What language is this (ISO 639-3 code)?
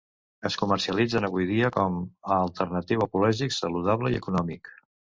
cat